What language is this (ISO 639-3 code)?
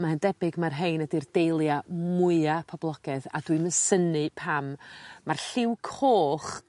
cym